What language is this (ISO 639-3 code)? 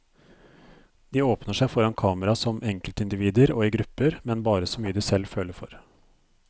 nor